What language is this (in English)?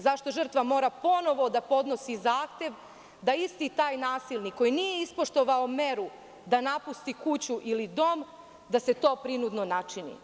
Serbian